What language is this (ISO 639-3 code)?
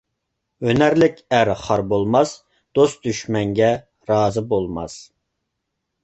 uig